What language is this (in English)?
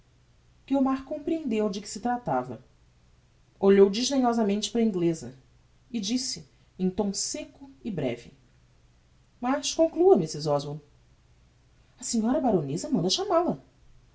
Portuguese